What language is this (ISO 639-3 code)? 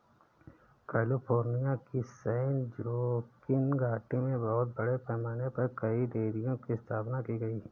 hin